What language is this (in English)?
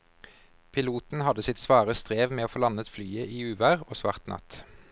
Norwegian